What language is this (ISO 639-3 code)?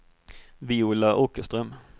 swe